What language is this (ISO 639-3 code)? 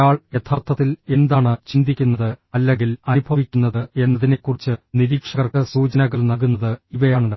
mal